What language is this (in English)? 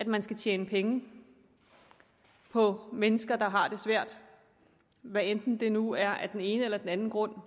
Danish